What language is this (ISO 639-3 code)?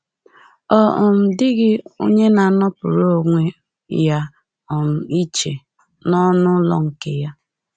ibo